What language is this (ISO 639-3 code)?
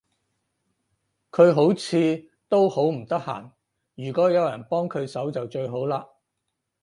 yue